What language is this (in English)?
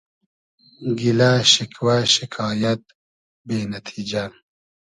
Hazaragi